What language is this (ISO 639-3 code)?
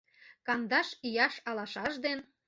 chm